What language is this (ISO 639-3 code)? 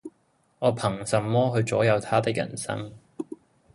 yue